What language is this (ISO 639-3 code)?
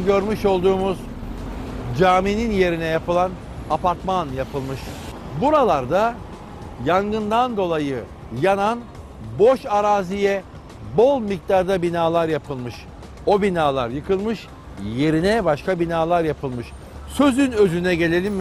tur